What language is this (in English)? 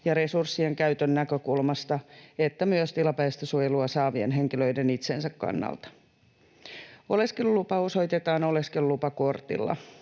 Finnish